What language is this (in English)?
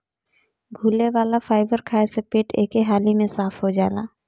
Bhojpuri